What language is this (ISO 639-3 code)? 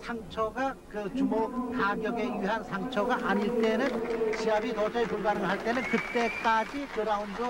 kor